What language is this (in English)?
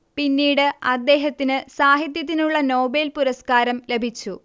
Malayalam